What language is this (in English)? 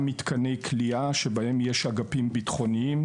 Hebrew